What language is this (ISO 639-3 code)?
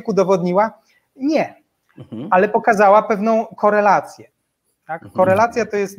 pol